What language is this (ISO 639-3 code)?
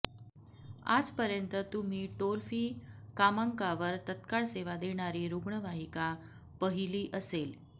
mar